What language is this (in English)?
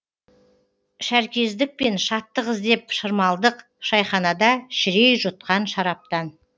Kazakh